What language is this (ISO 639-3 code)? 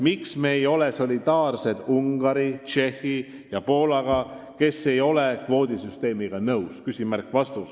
est